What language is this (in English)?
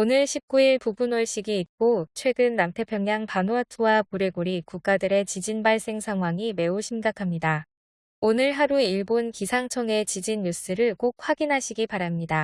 Korean